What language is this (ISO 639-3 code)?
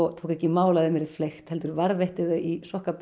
isl